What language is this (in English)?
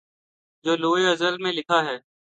Urdu